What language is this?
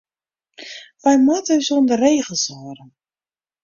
Western Frisian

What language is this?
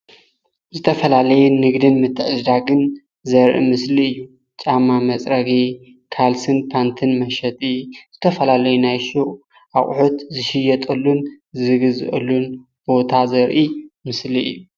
Tigrinya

